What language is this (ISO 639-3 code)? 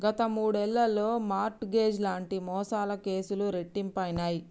tel